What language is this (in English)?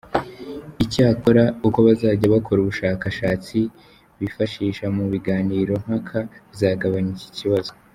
Kinyarwanda